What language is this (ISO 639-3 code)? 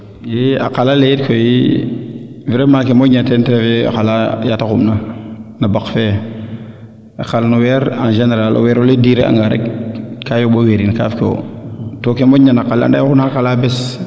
srr